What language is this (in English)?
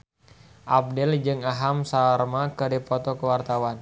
Sundanese